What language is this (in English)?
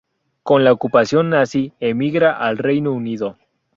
Spanish